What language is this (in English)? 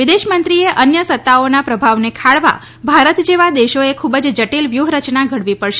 Gujarati